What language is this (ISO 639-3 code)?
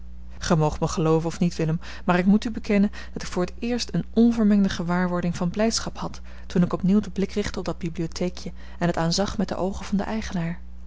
nld